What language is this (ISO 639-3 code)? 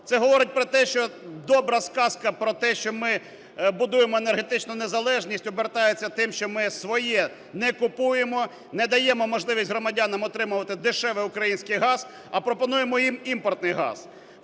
ukr